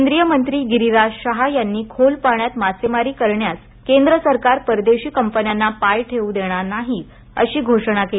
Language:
Marathi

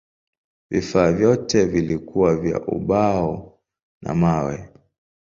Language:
Swahili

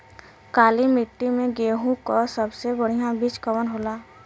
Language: Bhojpuri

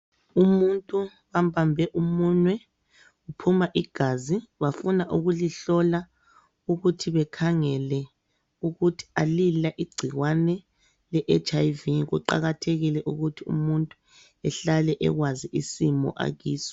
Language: North Ndebele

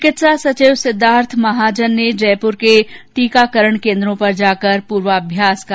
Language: Hindi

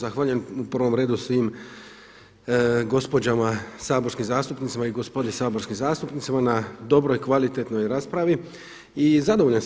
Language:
Croatian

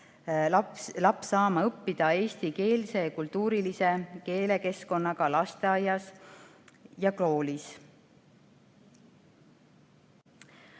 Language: Estonian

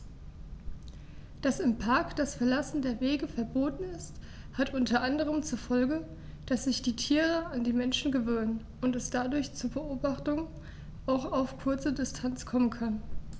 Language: German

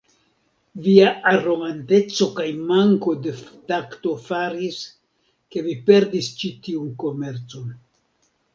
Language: Esperanto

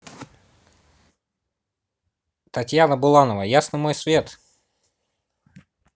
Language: Russian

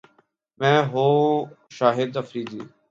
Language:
Urdu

